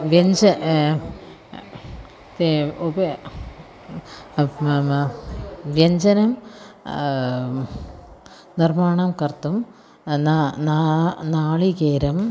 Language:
Sanskrit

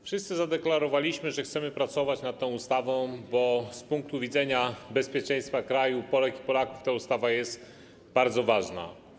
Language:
Polish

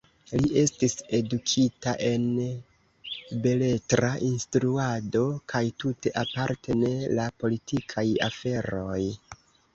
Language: Esperanto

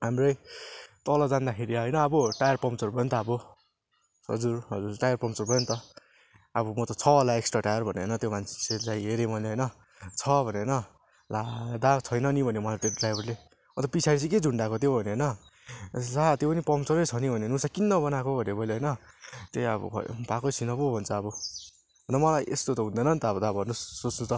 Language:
Nepali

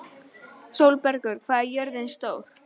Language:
Icelandic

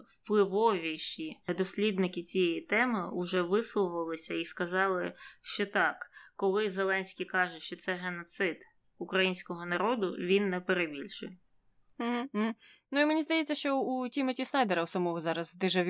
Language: Ukrainian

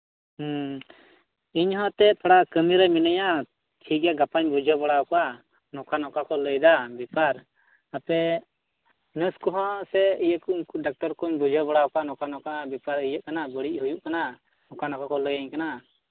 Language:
Santali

